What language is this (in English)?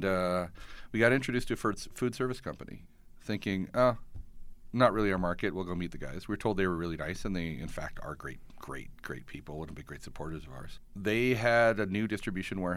English